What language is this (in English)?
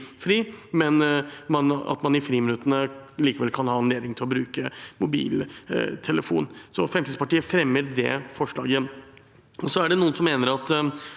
Norwegian